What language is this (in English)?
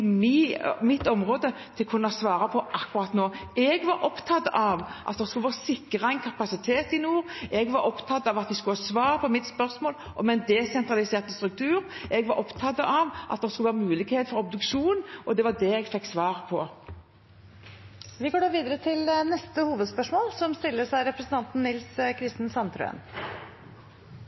Norwegian Bokmål